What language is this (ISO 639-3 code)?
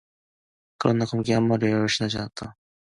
kor